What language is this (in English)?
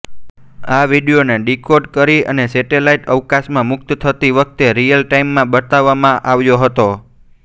Gujarati